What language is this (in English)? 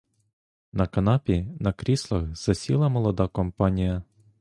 Ukrainian